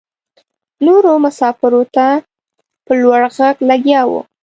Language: Pashto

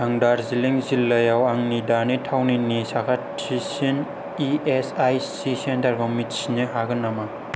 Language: Bodo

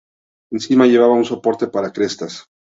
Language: Spanish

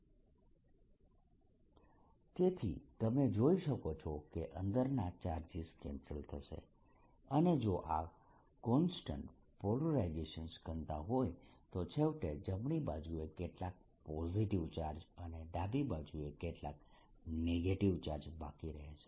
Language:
Gujarati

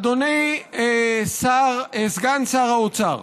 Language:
Hebrew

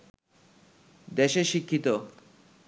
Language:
Bangla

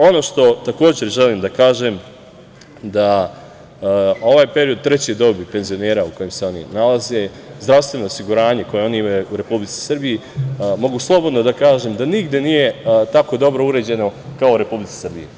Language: Serbian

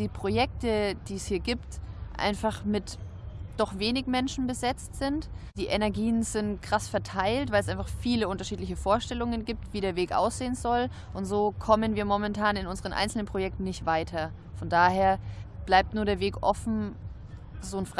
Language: German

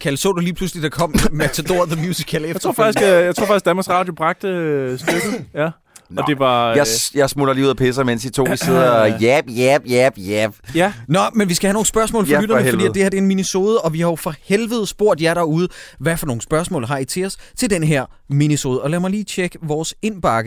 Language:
Danish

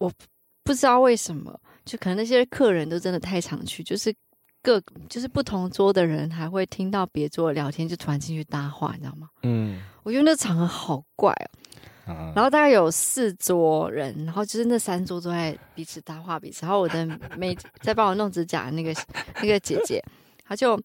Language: Chinese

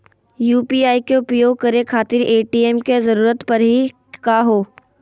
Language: Magahi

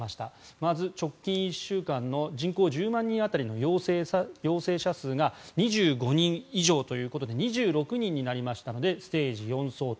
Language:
Japanese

